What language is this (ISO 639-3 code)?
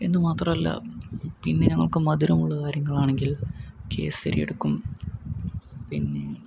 mal